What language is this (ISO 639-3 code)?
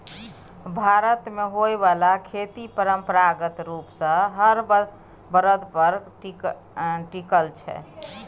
mai